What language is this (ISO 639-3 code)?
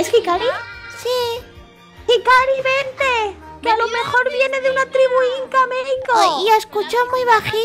spa